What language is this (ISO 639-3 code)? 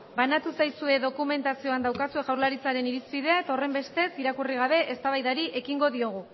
eus